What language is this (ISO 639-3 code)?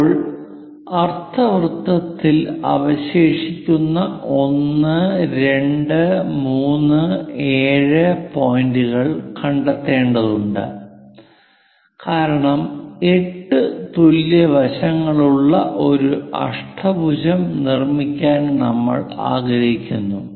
mal